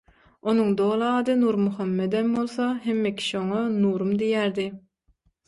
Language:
Turkmen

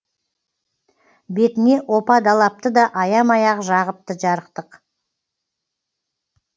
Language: Kazakh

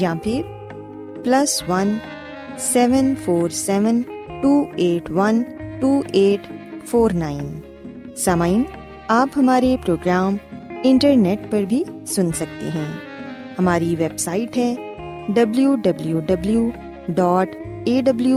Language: Urdu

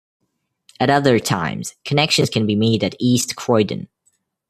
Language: English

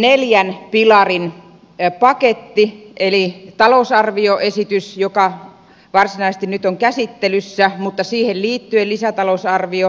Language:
Finnish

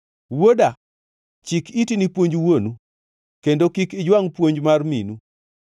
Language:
Luo (Kenya and Tanzania)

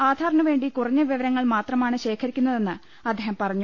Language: Malayalam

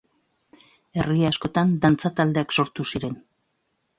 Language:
Basque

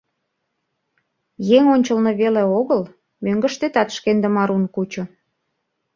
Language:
Mari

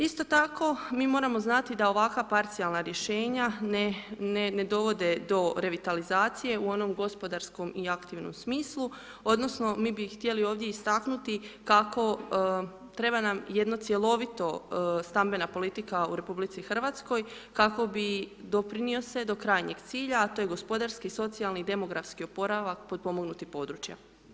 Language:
Croatian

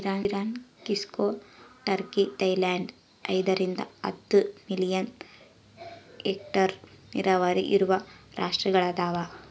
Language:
Kannada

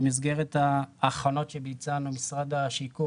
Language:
Hebrew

